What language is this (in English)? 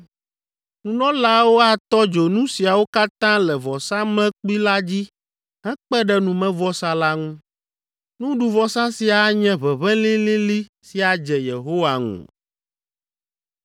Ewe